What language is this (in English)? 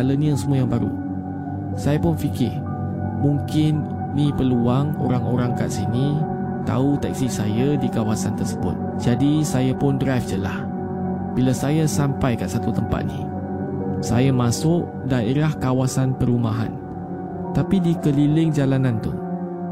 Malay